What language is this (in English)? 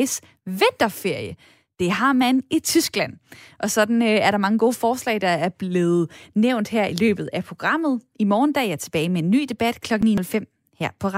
Danish